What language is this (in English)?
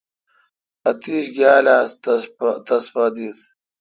Kalkoti